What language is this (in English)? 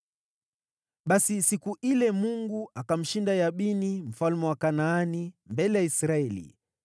Swahili